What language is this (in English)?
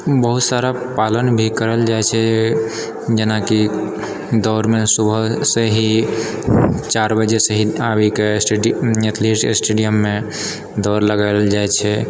Maithili